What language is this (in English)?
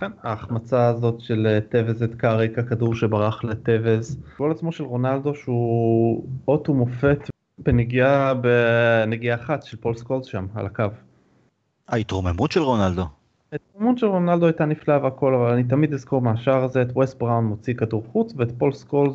Hebrew